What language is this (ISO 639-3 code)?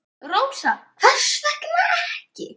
isl